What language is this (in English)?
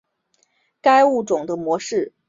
Chinese